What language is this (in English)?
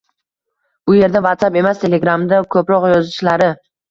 Uzbek